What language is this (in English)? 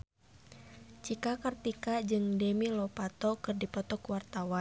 Sundanese